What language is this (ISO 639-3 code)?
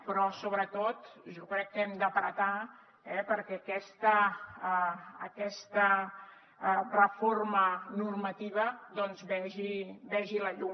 cat